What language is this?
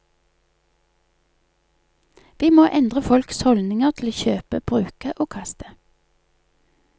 Norwegian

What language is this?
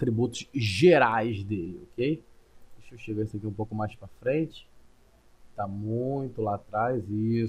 Portuguese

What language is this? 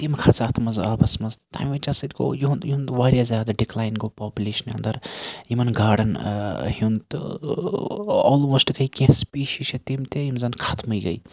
Kashmiri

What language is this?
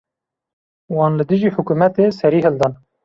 Kurdish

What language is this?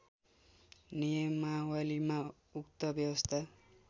Nepali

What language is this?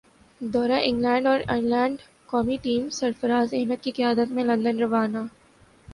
Urdu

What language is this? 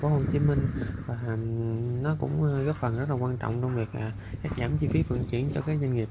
Vietnamese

